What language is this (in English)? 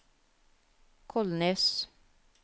Norwegian